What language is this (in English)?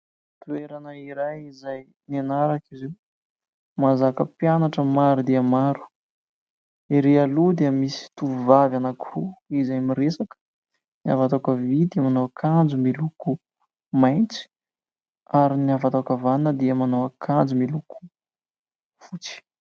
Malagasy